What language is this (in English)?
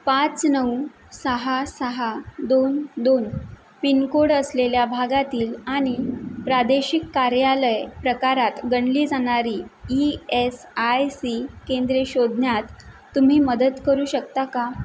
Marathi